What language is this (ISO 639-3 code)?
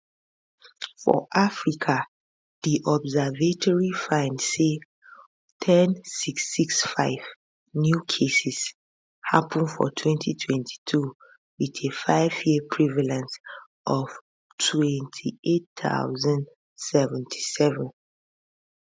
pcm